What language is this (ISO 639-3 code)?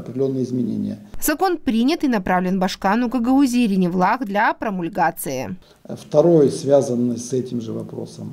rus